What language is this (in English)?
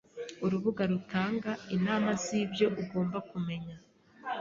Kinyarwanda